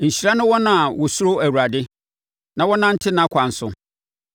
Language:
Akan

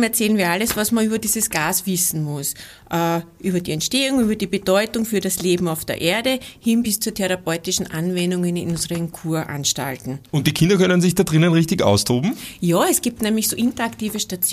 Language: German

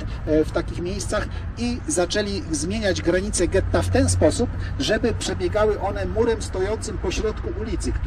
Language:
Polish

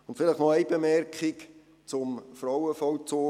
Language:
Swiss German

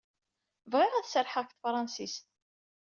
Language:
Kabyle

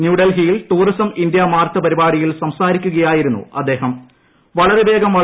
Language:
Malayalam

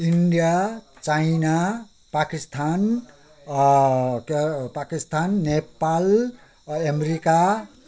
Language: Nepali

